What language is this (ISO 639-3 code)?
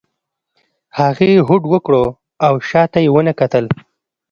pus